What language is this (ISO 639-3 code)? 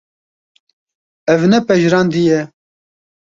kur